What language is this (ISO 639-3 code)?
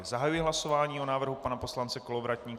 ces